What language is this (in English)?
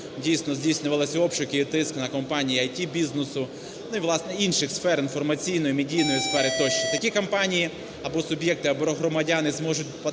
Ukrainian